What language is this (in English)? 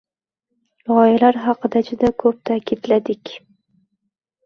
Uzbek